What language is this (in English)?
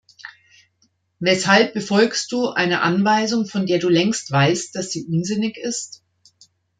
German